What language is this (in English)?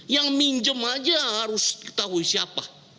Indonesian